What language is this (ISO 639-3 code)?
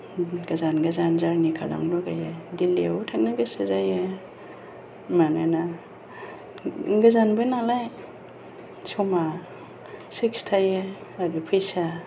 brx